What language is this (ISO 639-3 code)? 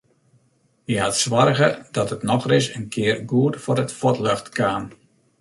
fry